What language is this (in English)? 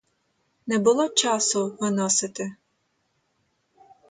Ukrainian